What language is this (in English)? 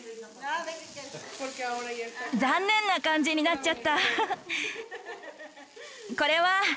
Japanese